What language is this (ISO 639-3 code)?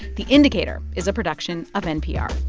eng